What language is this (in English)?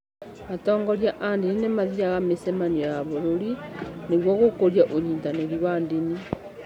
Kikuyu